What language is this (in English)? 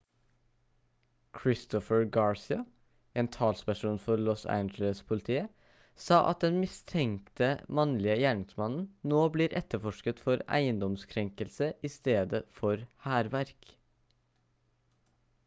Norwegian Bokmål